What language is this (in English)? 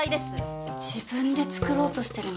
Japanese